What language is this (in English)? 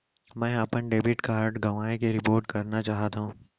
Chhattisgarhi